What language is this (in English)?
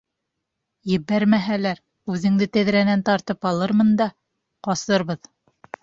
Bashkir